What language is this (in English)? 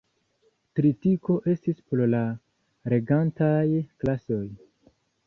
Esperanto